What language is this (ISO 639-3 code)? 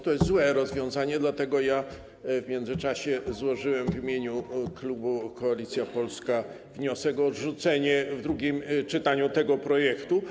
pol